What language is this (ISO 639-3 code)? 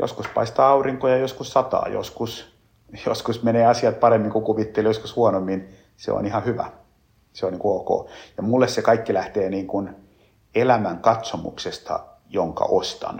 fin